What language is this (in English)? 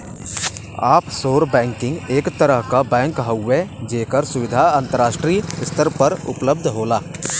Bhojpuri